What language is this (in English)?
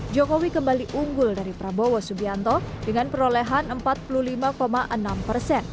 Indonesian